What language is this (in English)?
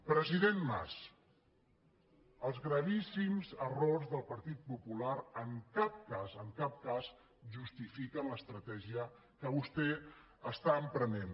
Catalan